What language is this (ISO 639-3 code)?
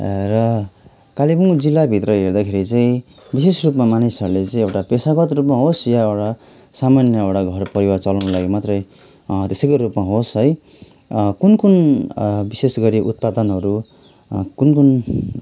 nep